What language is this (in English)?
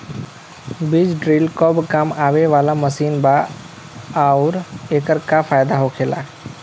Bhojpuri